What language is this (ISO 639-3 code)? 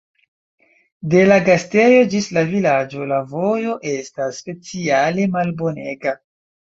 epo